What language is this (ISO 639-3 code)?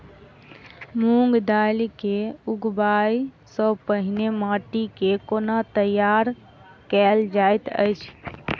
mai